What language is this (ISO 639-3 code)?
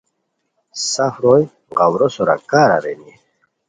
khw